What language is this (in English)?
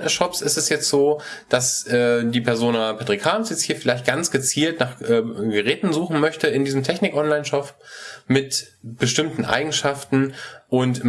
German